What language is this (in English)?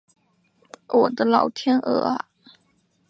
Chinese